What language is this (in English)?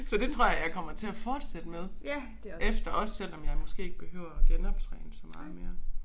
Danish